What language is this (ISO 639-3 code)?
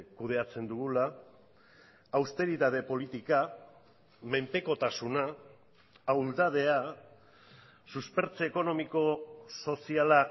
eus